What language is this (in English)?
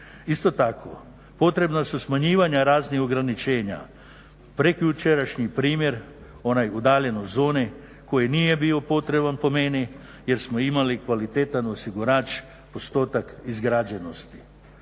Croatian